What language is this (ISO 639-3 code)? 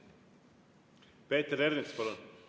est